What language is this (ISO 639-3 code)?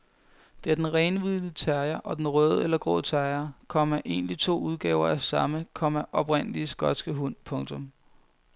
dan